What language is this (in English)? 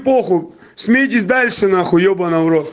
Russian